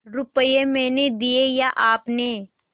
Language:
Hindi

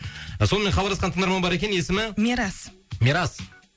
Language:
Kazakh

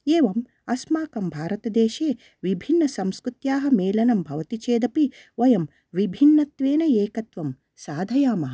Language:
Sanskrit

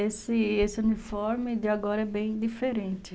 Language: Portuguese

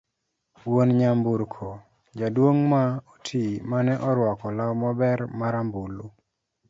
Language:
Luo (Kenya and Tanzania)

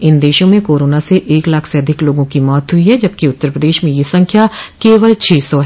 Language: Hindi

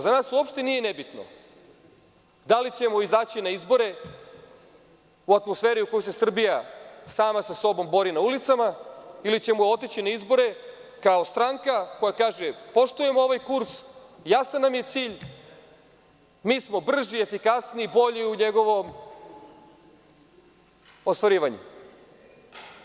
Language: Serbian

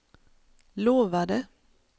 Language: Swedish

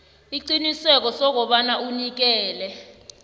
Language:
South Ndebele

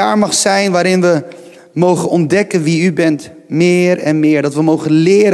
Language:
Dutch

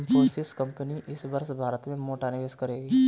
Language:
Hindi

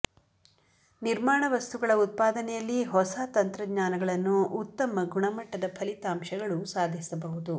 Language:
Kannada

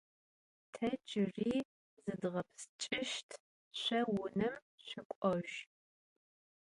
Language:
Adyghe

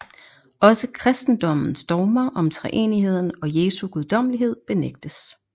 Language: Danish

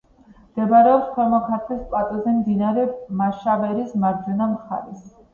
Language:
Georgian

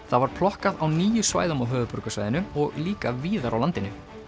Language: Icelandic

